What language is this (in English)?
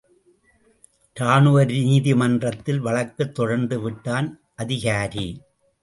Tamil